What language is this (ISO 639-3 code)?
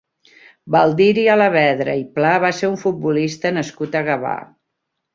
cat